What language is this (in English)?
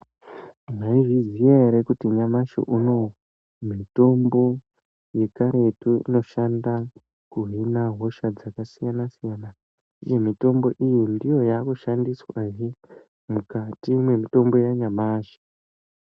Ndau